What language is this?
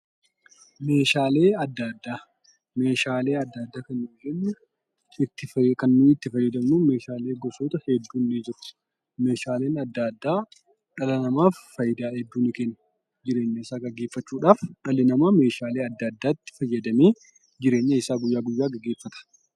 Oromo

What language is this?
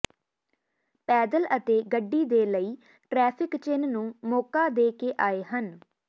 Punjabi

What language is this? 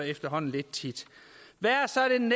Danish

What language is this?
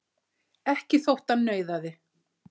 Icelandic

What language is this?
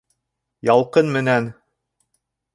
Bashkir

